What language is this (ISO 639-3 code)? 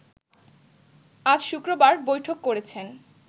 ben